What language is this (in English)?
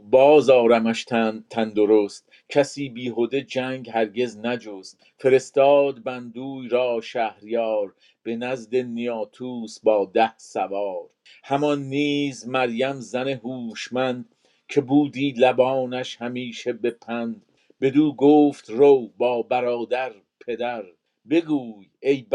Persian